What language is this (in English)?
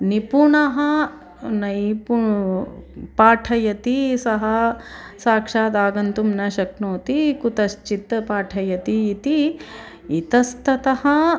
Sanskrit